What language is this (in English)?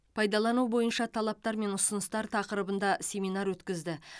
Kazakh